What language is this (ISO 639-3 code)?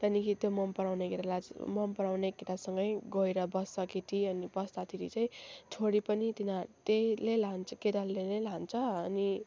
nep